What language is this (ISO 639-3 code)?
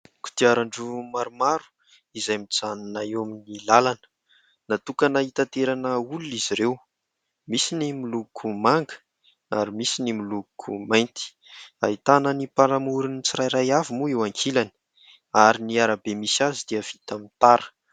mlg